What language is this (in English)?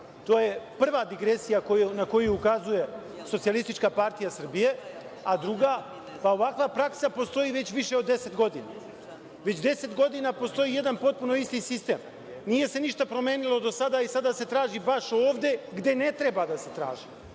Serbian